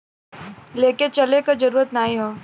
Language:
Bhojpuri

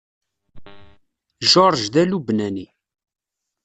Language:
Kabyle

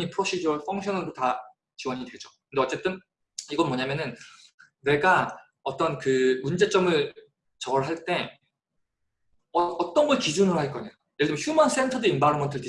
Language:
Korean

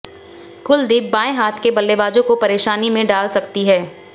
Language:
Hindi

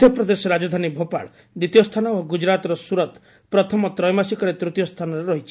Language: Odia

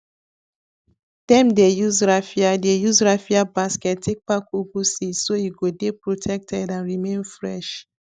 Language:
Nigerian Pidgin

